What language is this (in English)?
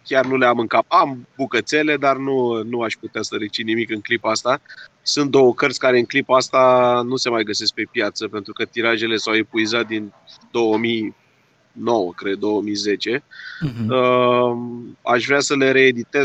Romanian